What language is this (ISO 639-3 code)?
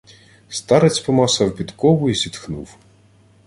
ukr